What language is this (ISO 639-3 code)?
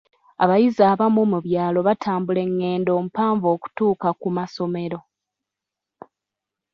lug